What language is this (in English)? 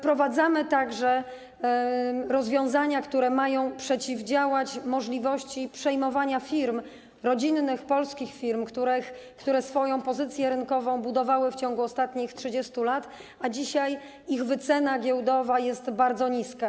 Polish